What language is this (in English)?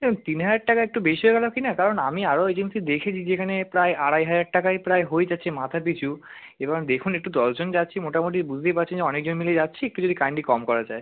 Bangla